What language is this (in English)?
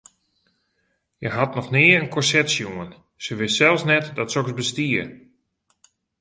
Western Frisian